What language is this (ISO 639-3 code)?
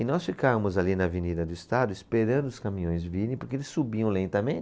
por